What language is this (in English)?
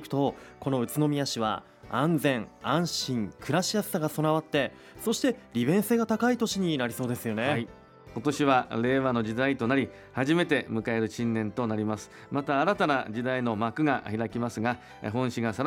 Japanese